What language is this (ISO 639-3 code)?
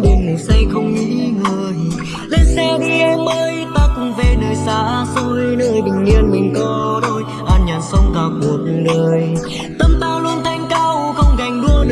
vie